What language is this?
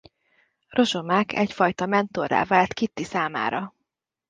Hungarian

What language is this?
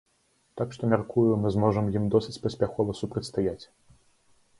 Belarusian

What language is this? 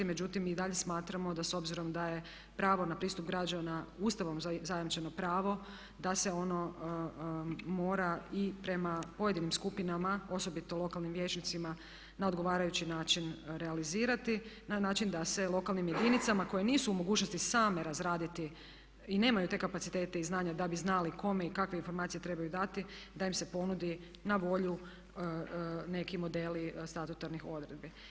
Croatian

